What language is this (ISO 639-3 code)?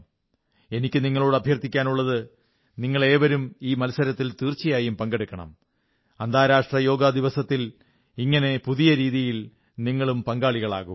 mal